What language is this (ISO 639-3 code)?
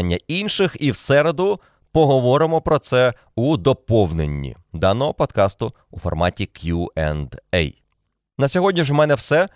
ukr